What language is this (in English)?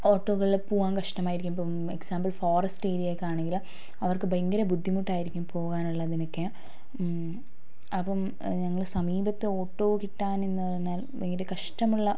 Malayalam